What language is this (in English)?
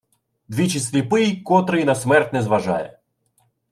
Ukrainian